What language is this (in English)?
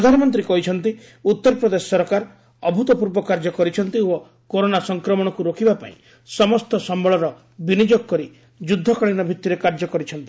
Odia